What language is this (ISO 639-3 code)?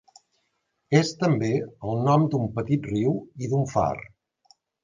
cat